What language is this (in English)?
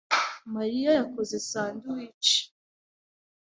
Kinyarwanda